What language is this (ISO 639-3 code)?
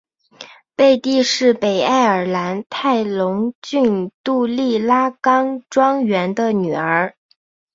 zho